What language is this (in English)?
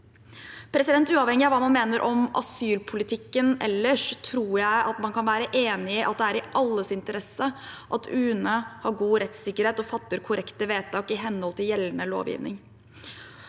Norwegian